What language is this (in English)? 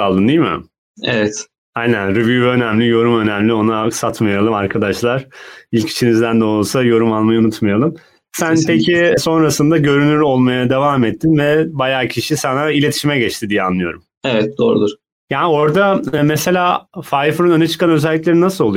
Turkish